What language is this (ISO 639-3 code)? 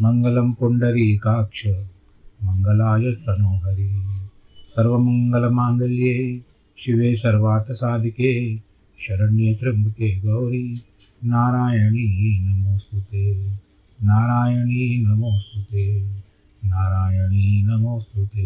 hin